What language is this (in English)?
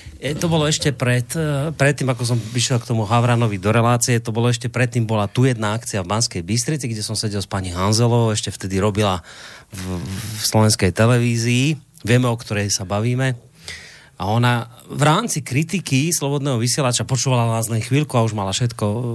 Slovak